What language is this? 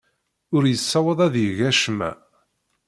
Kabyle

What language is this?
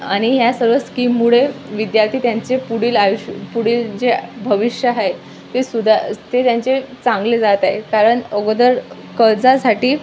Marathi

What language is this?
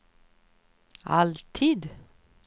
Swedish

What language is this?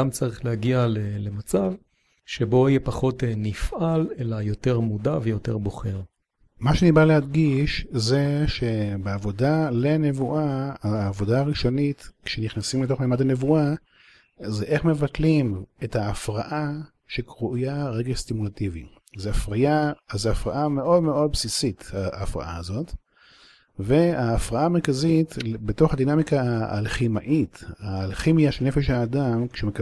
Hebrew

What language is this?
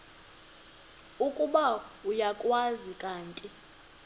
Xhosa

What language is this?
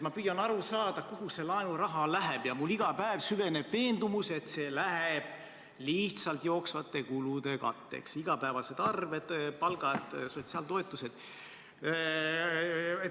Estonian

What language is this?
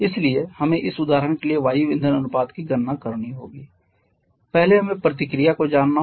Hindi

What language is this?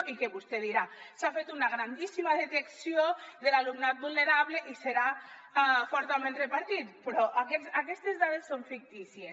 Catalan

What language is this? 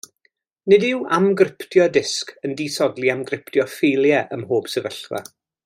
Welsh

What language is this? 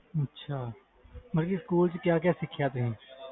Punjabi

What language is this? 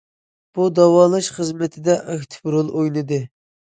Uyghur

